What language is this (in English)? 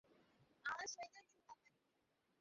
Bangla